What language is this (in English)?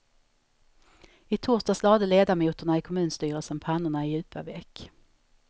Swedish